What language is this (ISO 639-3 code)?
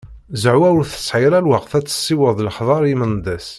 kab